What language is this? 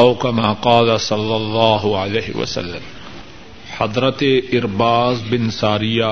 Urdu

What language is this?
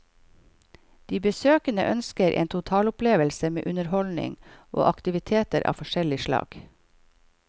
Norwegian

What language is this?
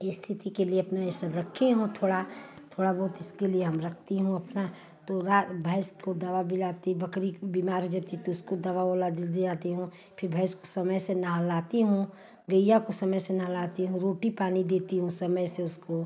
Hindi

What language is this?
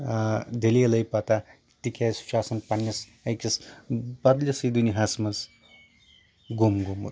Kashmiri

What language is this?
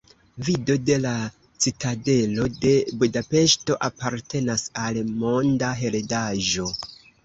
Esperanto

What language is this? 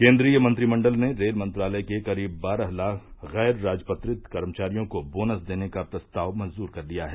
Hindi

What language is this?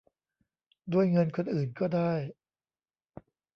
Thai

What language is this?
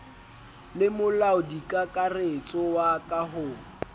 Southern Sotho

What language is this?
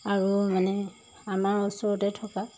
Assamese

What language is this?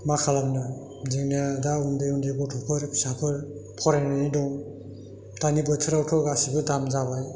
Bodo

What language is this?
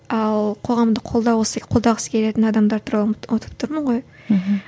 Kazakh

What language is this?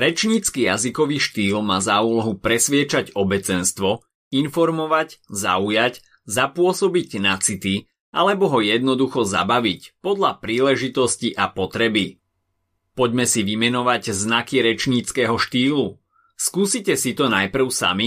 Slovak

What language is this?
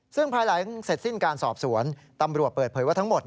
Thai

